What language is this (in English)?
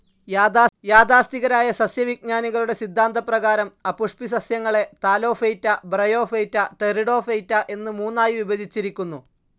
Malayalam